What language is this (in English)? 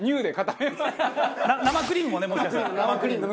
Japanese